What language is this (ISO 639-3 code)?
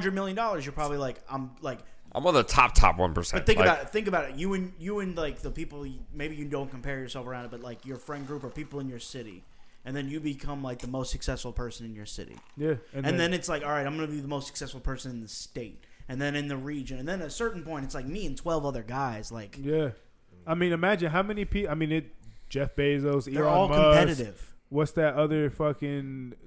eng